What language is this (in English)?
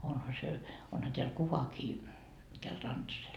Finnish